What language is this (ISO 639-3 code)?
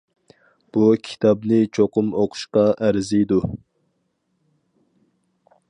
uig